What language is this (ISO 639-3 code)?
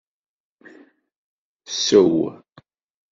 kab